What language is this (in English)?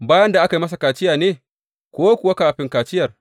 Hausa